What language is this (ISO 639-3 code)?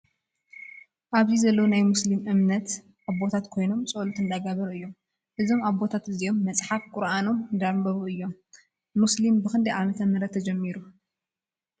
tir